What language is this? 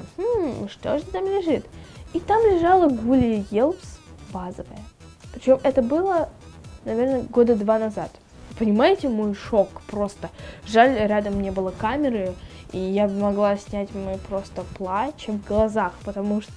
Russian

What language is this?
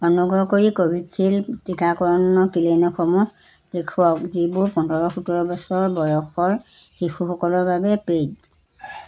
Assamese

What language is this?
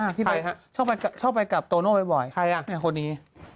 Thai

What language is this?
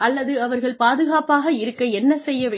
Tamil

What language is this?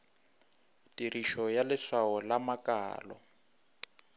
Northern Sotho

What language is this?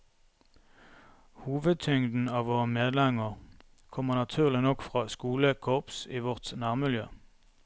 Norwegian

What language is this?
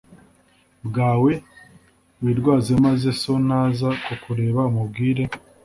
Kinyarwanda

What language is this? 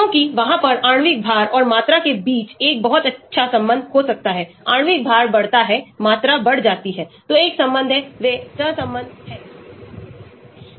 Hindi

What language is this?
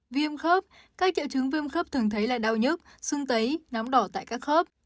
Vietnamese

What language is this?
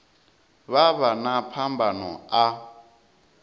Venda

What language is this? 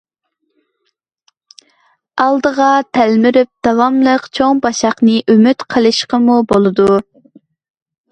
Uyghur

